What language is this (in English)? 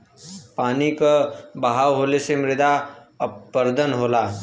Bhojpuri